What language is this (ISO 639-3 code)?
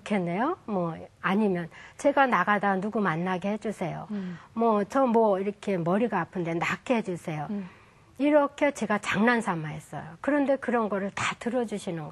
kor